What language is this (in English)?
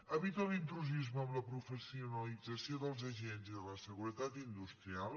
Catalan